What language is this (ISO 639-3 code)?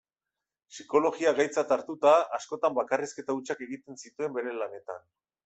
eus